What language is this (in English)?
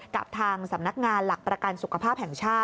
Thai